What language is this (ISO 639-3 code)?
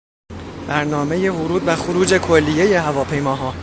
fas